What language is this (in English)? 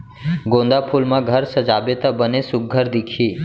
Chhattisgarhi